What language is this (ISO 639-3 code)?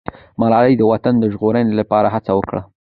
pus